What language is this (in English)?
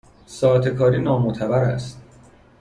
Persian